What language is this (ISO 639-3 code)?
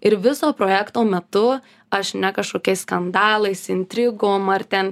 lit